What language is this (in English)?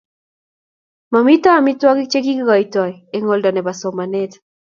Kalenjin